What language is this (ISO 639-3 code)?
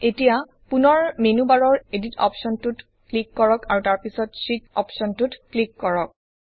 asm